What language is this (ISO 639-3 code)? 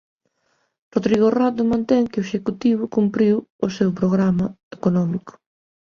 glg